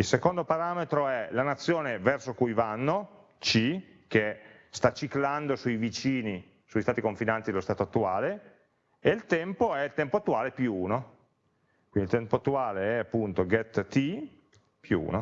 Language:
Italian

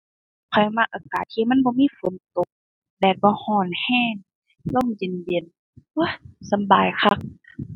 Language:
Thai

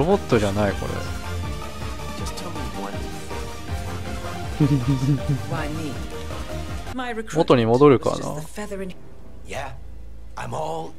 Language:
Japanese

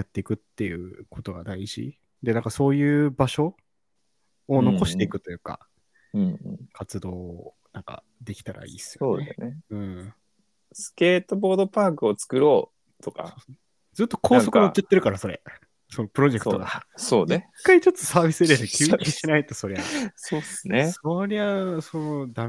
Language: Japanese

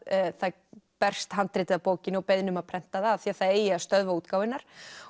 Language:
Icelandic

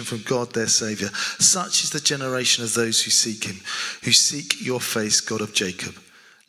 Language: English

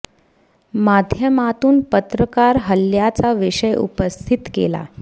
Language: Marathi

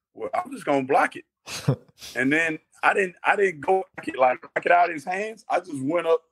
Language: English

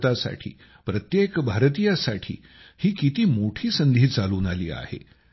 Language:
Marathi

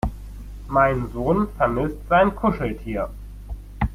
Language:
German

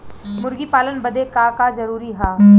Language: Bhojpuri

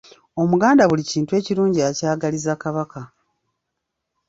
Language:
Ganda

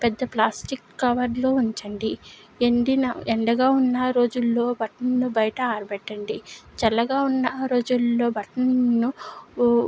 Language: Telugu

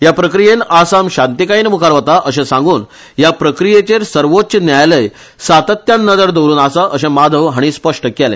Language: Konkani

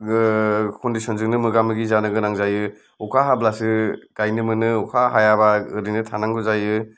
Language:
Bodo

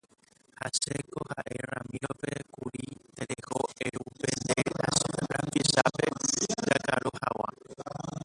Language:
Guarani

